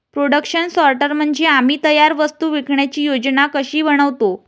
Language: Marathi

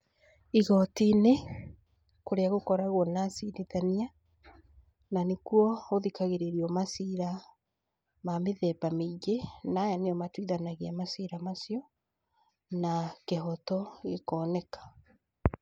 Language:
Kikuyu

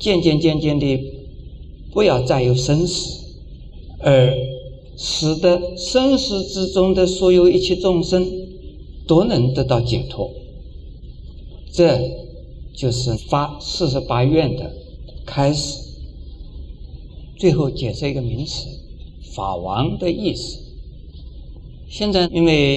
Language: Chinese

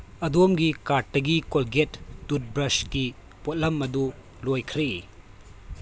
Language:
Manipuri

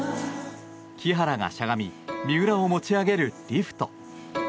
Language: Japanese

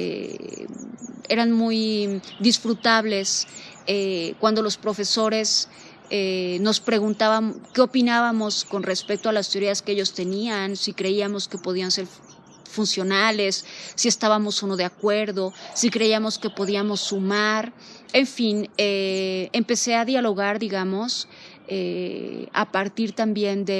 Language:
Spanish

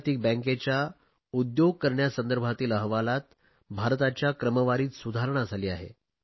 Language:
Marathi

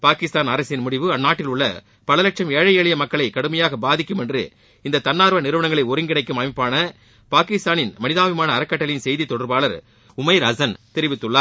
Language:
Tamil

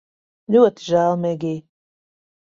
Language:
Latvian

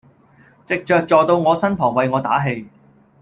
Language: Cantonese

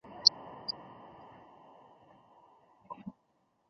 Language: Chinese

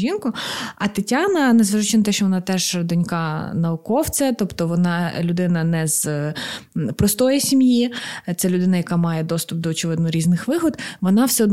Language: Ukrainian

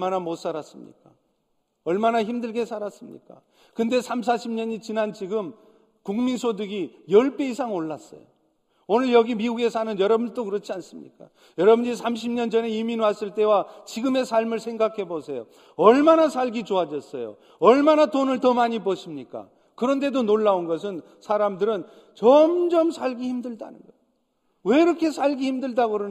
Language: Korean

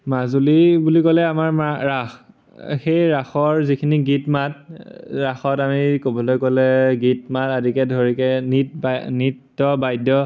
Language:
Assamese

